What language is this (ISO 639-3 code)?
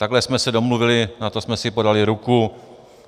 ces